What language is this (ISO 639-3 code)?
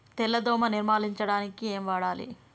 tel